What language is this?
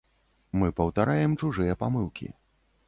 Belarusian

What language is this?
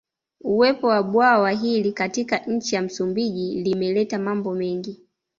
Swahili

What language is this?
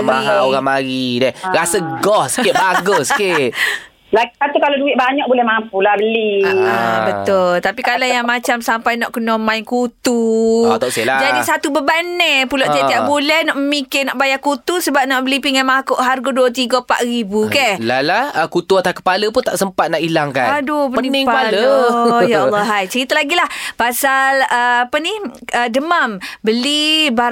Malay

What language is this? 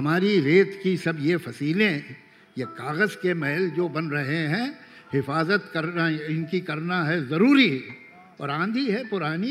Hindi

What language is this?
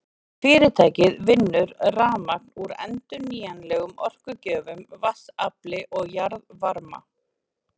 Icelandic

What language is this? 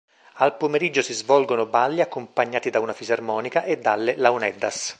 Italian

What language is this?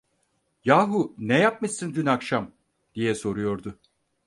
Turkish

